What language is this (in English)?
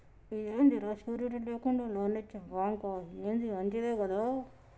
Telugu